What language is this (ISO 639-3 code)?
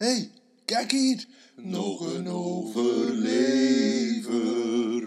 nld